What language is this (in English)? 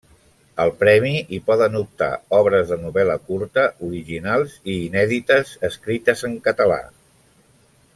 Catalan